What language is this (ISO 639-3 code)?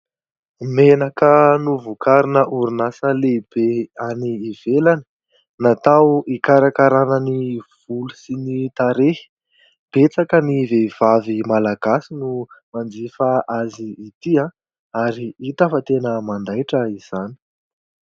mlg